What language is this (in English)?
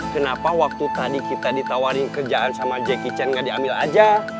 Indonesian